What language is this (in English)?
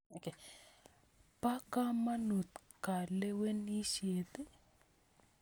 Kalenjin